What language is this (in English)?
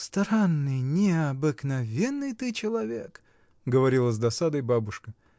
Russian